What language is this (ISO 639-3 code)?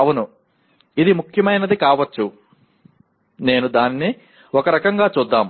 tel